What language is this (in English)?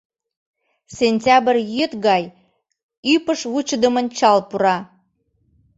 Mari